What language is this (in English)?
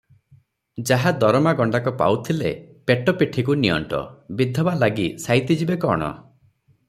Odia